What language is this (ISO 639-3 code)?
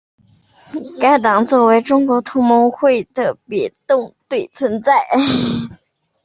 zho